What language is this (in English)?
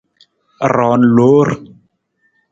Nawdm